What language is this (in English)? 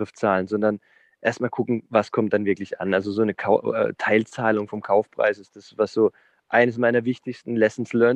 German